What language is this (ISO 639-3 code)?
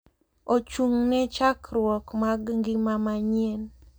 luo